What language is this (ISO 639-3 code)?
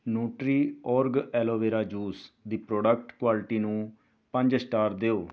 pan